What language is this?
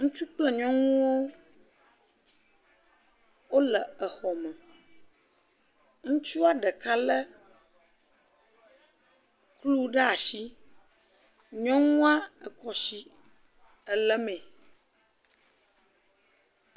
Ewe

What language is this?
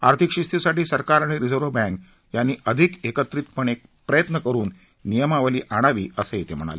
Marathi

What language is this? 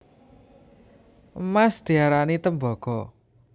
Javanese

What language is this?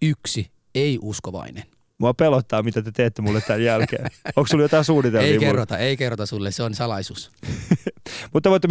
Finnish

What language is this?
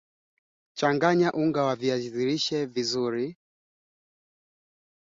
Swahili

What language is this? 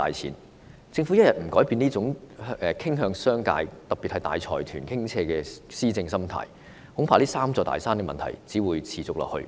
Cantonese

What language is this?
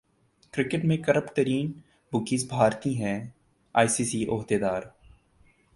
Urdu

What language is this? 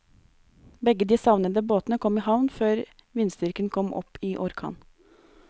Norwegian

